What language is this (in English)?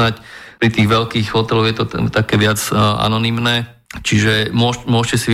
Slovak